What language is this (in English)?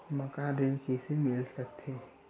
Chhattisgarhi